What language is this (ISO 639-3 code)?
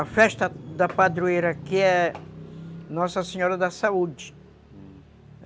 por